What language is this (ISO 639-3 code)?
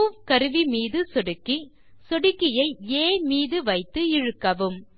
tam